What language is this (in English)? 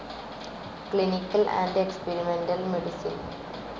Malayalam